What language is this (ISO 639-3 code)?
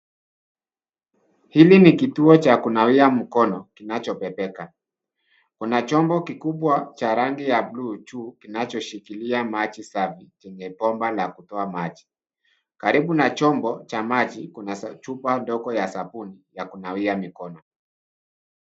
swa